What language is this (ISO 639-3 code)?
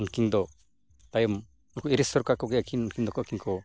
sat